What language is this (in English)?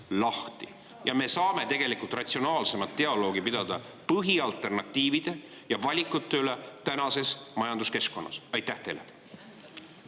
Estonian